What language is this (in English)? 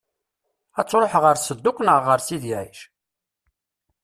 Kabyle